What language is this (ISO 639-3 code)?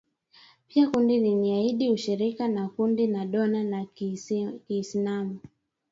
swa